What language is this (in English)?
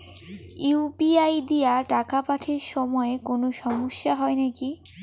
Bangla